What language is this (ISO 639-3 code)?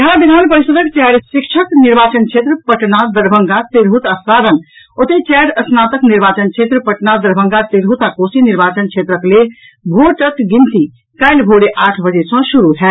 mai